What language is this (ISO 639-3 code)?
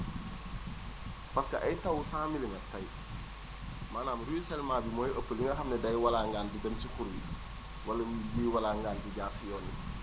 wol